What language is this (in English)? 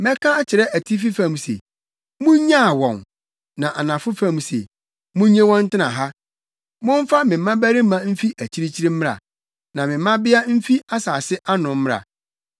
Akan